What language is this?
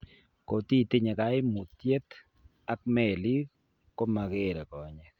Kalenjin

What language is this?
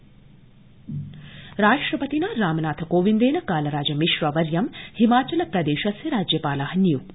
Sanskrit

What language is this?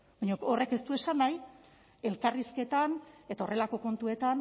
Basque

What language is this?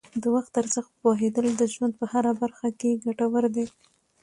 Pashto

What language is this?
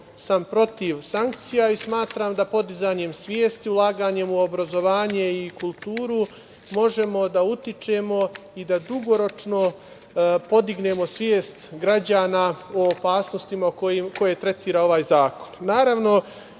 Serbian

